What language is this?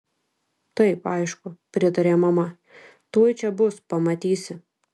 Lithuanian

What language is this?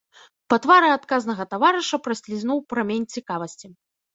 Belarusian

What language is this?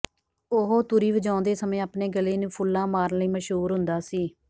Punjabi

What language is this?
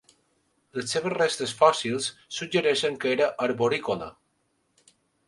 Catalan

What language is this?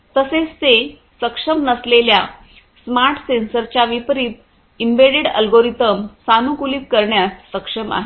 Marathi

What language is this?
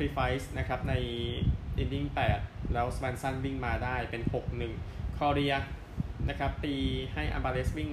Thai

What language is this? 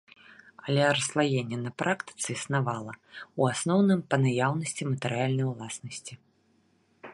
Belarusian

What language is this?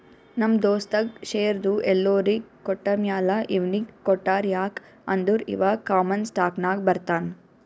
Kannada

